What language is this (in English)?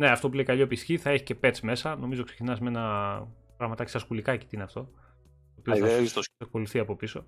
Greek